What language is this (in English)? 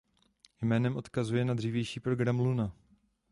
Czech